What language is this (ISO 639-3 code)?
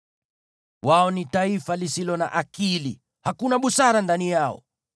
swa